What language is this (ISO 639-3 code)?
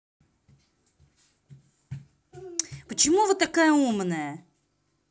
rus